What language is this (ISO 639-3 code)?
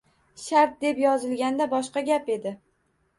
uzb